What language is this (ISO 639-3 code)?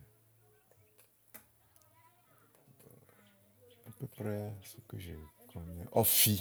ahl